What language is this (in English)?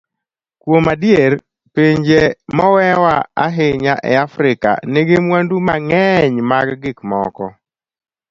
Luo (Kenya and Tanzania)